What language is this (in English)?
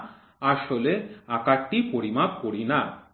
Bangla